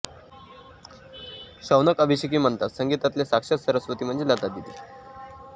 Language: Marathi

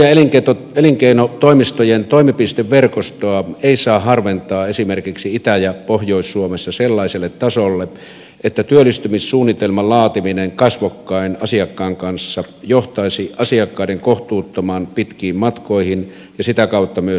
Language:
Finnish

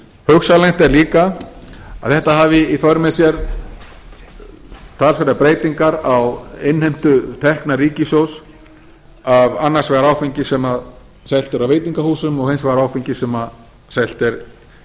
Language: Icelandic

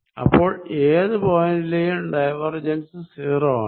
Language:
Malayalam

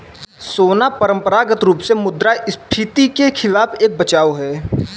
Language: Hindi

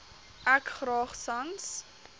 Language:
Afrikaans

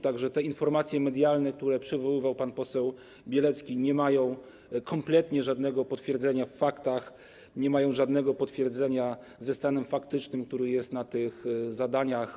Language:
Polish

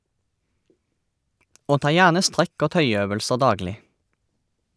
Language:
Norwegian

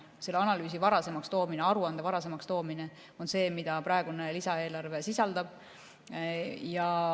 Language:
Estonian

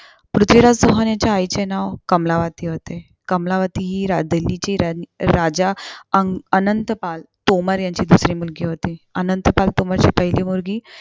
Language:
Marathi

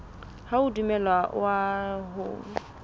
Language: Southern Sotho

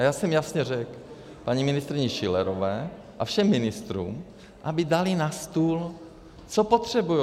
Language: Czech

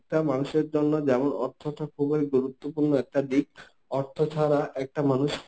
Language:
Bangla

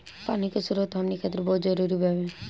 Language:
Bhojpuri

